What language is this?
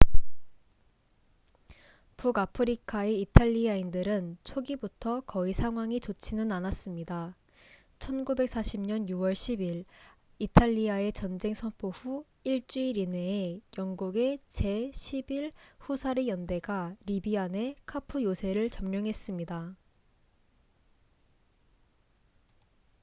Korean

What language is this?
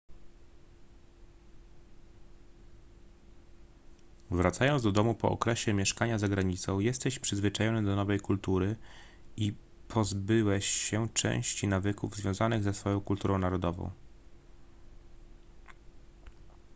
Polish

